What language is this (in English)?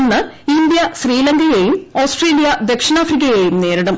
Malayalam